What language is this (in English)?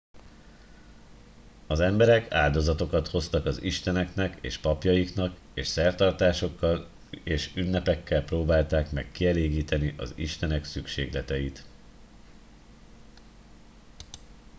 Hungarian